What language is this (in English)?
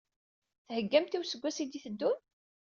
Kabyle